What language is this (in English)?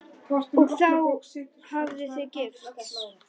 Icelandic